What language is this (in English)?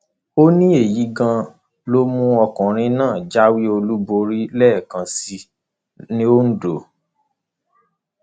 Yoruba